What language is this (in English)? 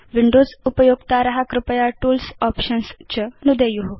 Sanskrit